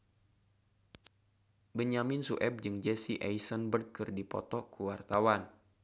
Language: Sundanese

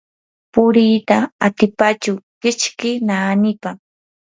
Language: Yanahuanca Pasco Quechua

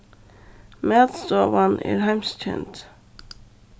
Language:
Faroese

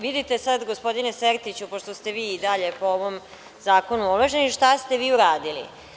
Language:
Serbian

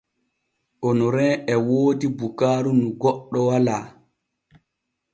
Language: Borgu Fulfulde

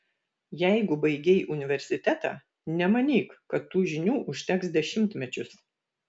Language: Lithuanian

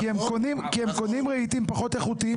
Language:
Hebrew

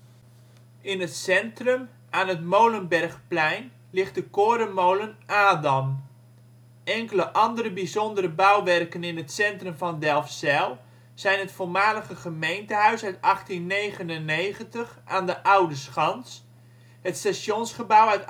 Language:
Dutch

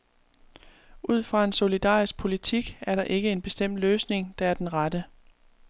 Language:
Danish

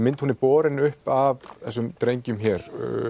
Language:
Icelandic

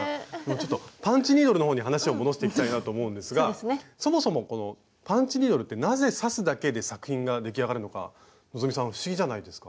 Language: Japanese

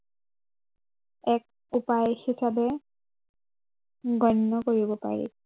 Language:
Assamese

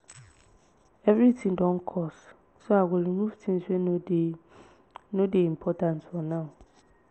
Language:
Nigerian Pidgin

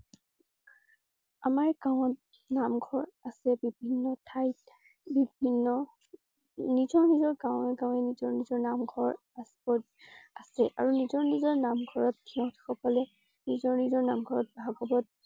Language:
Assamese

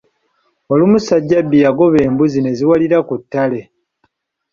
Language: Ganda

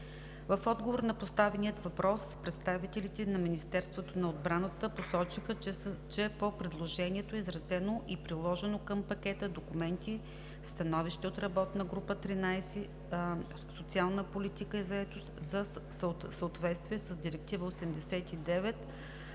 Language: Bulgarian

